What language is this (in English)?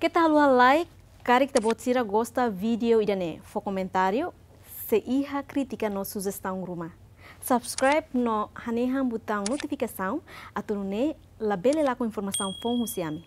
Dutch